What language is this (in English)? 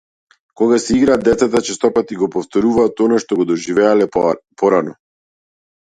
Macedonian